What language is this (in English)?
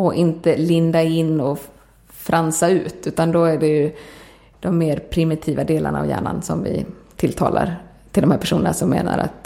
Swedish